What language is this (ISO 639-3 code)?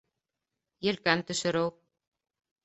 bak